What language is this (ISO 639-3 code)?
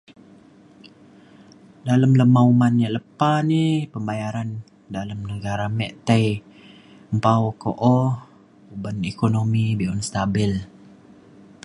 xkl